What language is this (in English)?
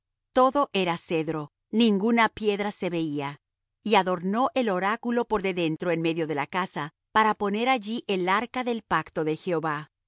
Spanish